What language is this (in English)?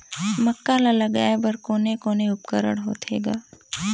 Chhattisgarhi